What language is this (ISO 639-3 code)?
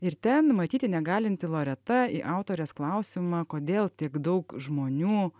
lit